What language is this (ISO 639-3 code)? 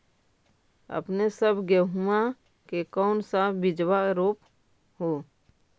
mag